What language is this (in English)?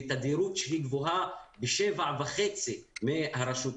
Hebrew